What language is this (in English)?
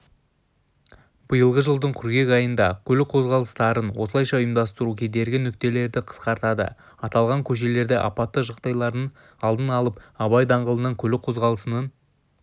Kazakh